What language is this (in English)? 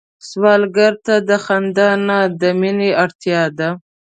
Pashto